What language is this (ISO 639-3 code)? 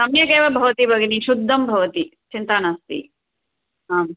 san